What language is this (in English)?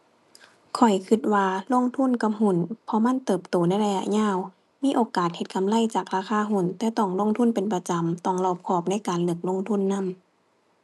Thai